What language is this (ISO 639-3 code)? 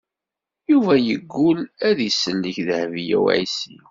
kab